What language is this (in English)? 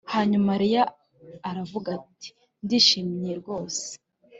Kinyarwanda